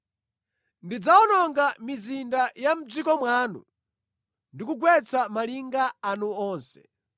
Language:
Nyanja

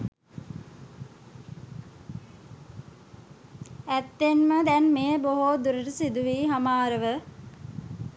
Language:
Sinhala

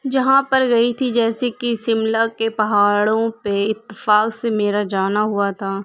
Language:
Urdu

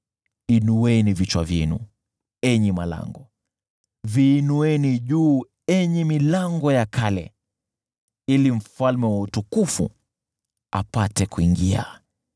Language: Swahili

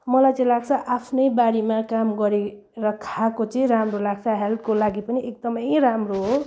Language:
Nepali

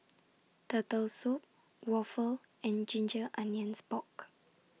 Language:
English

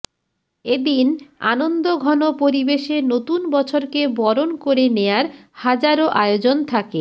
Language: Bangla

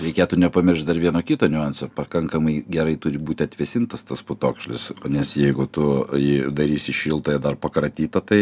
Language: Lithuanian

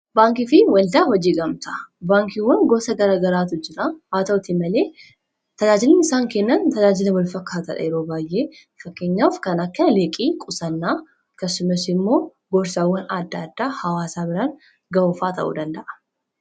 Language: Oromo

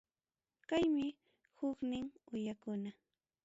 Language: Ayacucho Quechua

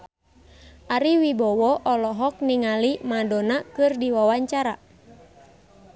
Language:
Sundanese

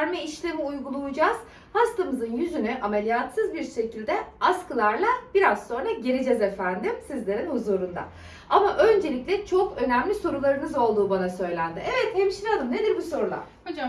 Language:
Turkish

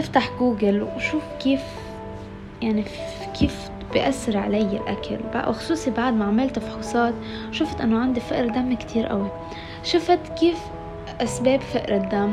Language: Arabic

